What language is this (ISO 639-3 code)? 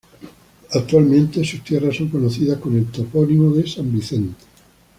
spa